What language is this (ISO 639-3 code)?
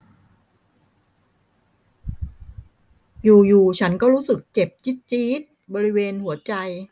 tha